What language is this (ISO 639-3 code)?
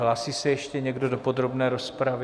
ces